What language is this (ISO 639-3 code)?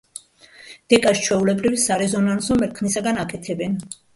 kat